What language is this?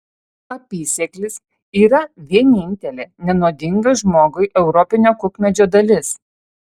Lithuanian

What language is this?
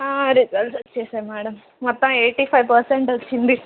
Telugu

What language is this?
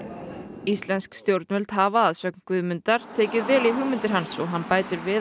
Icelandic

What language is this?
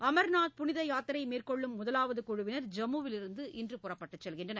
Tamil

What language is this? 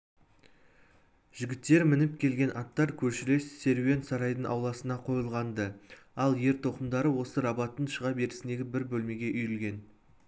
Kazakh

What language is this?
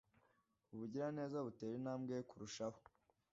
Kinyarwanda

